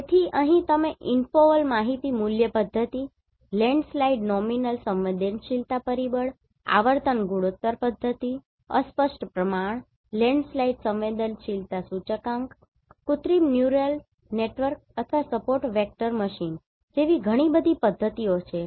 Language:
Gujarati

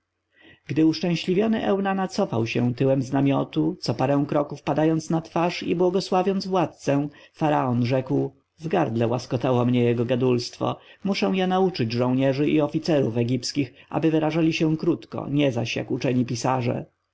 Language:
Polish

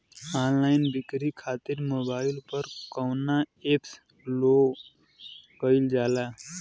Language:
Bhojpuri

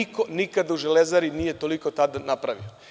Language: Serbian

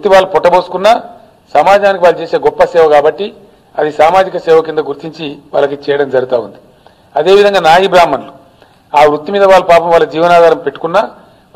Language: Telugu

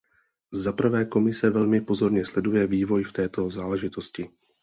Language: Czech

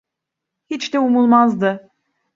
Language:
Turkish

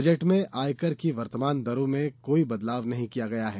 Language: Hindi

